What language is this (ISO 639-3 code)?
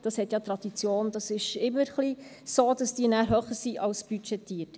gsw